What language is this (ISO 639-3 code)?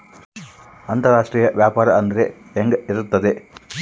kan